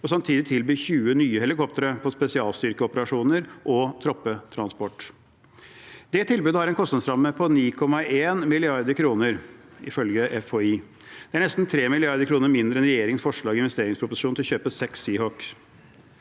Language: Norwegian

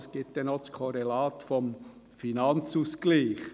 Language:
Swiss German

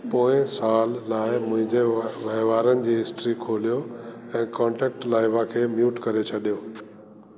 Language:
Sindhi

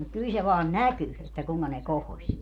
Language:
Finnish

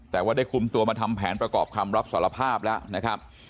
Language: Thai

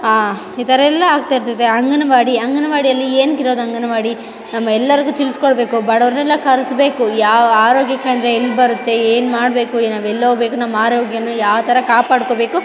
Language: Kannada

